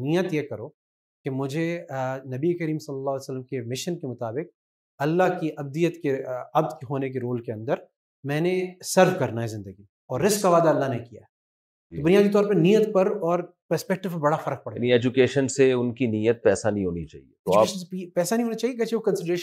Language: Urdu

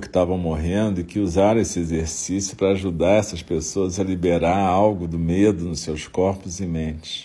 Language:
Portuguese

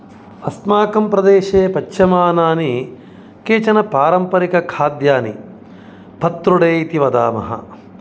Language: Sanskrit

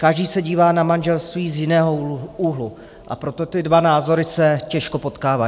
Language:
Czech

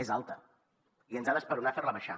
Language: Catalan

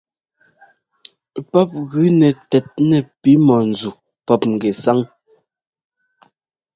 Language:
Ngomba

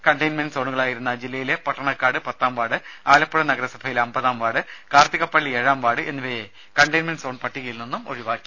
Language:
Malayalam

